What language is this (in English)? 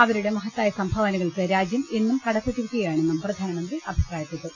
Malayalam